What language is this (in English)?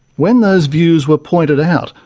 English